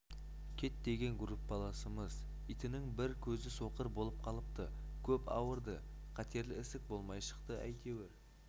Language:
Kazakh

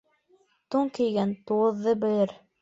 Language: Bashkir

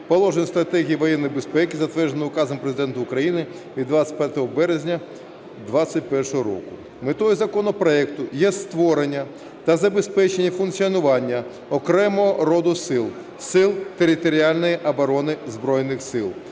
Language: Ukrainian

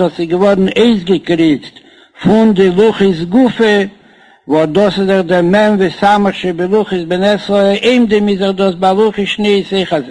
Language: Hebrew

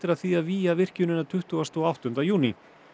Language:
Icelandic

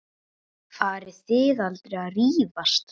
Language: Icelandic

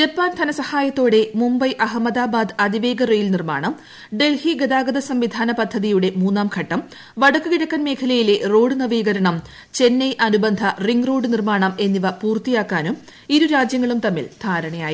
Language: Malayalam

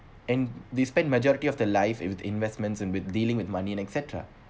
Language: English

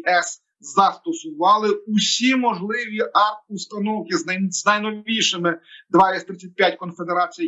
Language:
Ukrainian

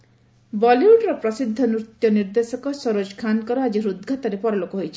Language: Odia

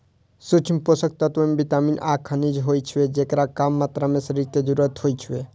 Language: Maithili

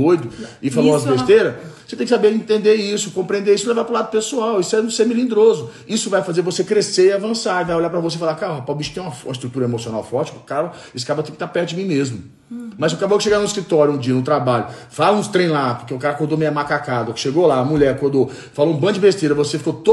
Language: Portuguese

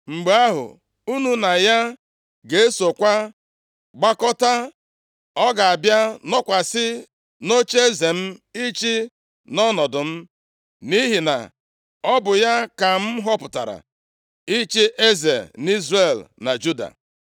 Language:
Igbo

